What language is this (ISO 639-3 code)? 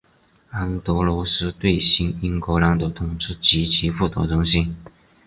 zho